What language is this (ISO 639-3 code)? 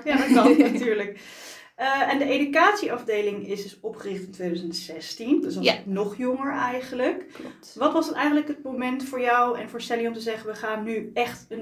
nld